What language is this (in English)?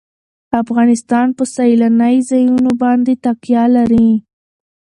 Pashto